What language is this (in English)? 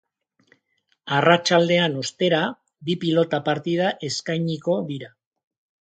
Basque